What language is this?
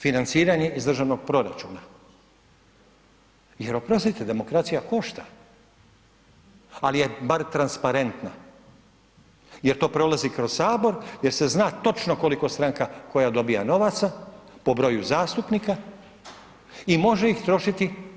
Croatian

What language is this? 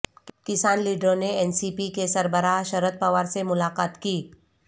Urdu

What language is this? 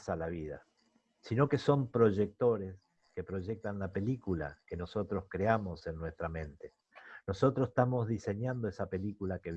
Spanish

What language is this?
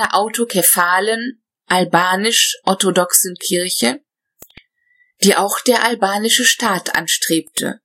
German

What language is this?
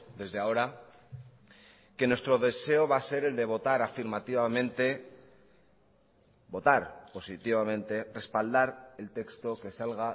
Spanish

